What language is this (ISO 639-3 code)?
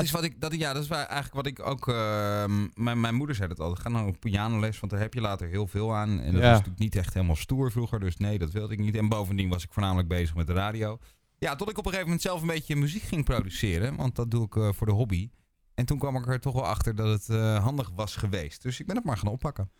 nld